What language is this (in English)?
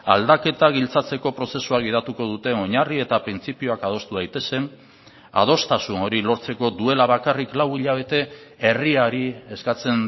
Basque